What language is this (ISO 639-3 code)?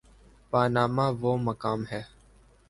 urd